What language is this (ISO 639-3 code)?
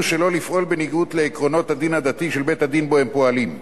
heb